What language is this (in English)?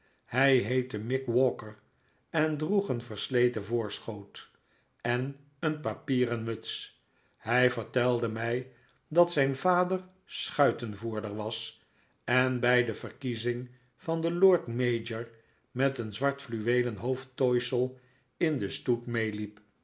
Dutch